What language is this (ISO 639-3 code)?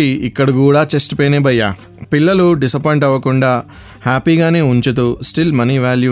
tel